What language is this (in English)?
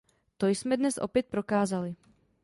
Czech